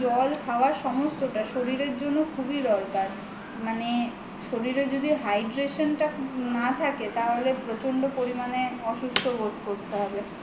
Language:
Bangla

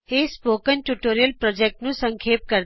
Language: Punjabi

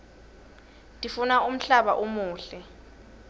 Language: Swati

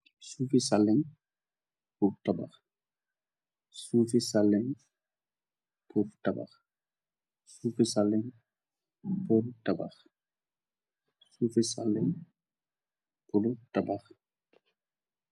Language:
Wolof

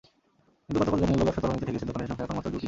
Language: Bangla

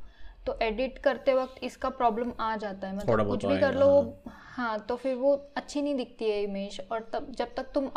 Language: Hindi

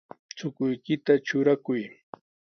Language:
Sihuas Ancash Quechua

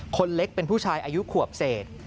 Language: Thai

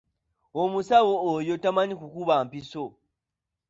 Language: Ganda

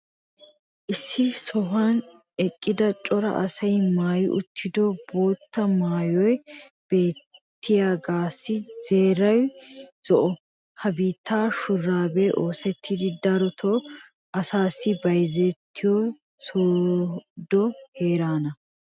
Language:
Wolaytta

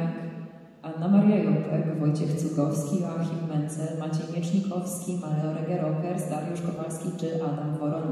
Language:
Polish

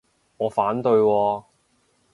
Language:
Cantonese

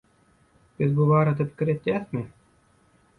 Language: Turkmen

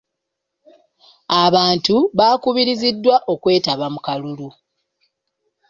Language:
Ganda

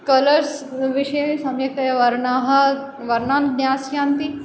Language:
Sanskrit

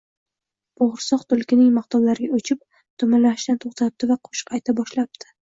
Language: Uzbek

